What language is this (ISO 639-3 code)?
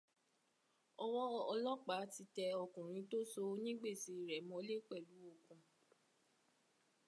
yor